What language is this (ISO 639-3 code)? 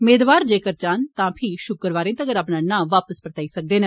doi